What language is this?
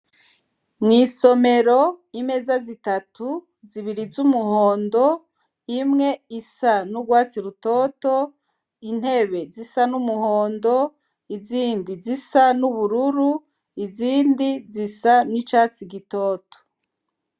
Rundi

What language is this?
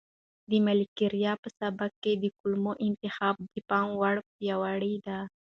Pashto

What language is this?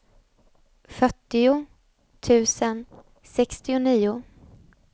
Swedish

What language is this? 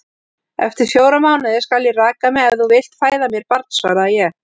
Icelandic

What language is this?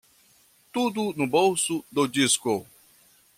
Portuguese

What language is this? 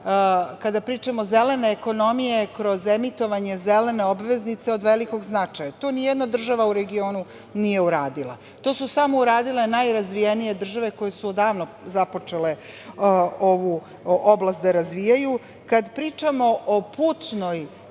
Serbian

